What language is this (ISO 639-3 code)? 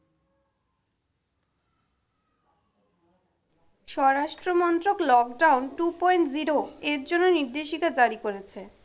ben